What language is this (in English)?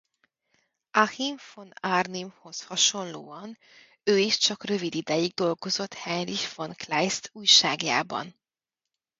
Hungarian